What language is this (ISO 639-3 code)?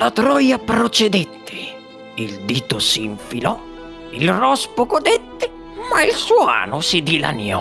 ita